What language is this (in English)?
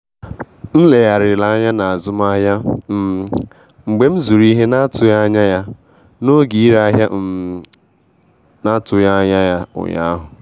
Igbo